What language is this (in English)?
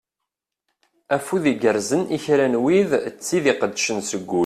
Kabyle